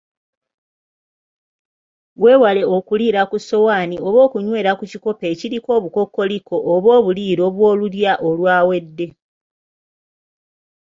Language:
Ganda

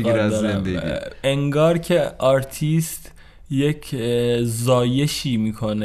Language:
Persian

